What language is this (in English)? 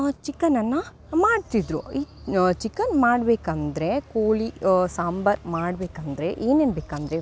Kannada